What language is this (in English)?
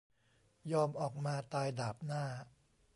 Thai